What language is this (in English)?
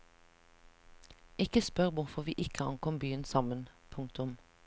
Norwegian